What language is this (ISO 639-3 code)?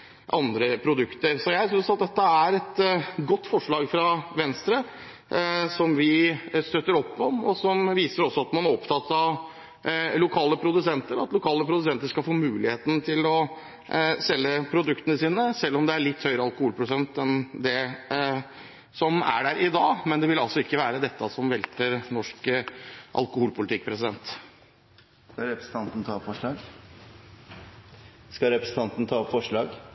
nor